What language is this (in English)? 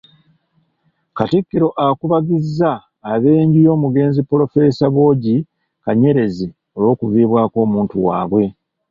Ganda